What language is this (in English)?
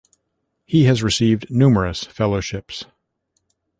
English